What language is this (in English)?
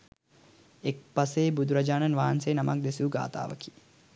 Sinhala